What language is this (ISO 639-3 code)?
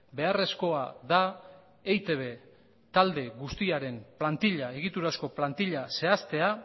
eus